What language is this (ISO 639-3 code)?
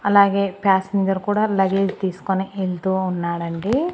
tel